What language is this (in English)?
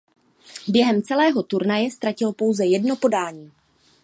Czech